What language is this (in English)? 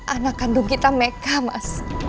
Indonesian